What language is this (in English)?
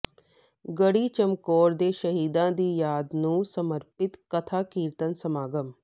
Punjabi